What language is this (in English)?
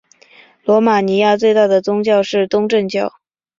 Chinese